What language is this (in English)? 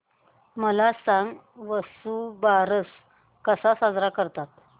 Marathi